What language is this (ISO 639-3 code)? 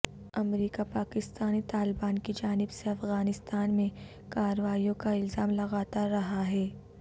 urd